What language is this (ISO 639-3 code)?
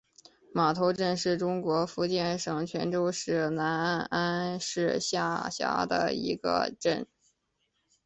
zho